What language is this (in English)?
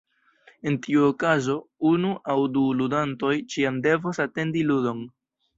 Esperanto